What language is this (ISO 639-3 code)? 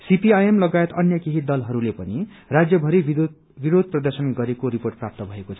nep